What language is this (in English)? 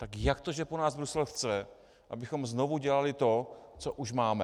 Czech